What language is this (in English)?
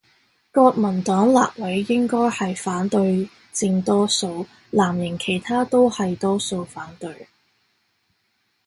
Cantonese